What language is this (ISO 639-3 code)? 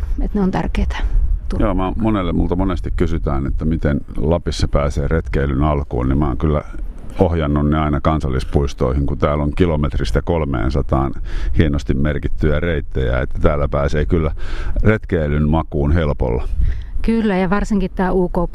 fin